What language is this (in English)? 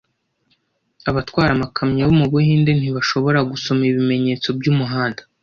Kinyarwanda